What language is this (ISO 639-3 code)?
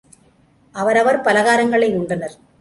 tam